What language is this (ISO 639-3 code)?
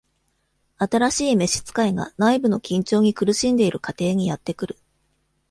jpn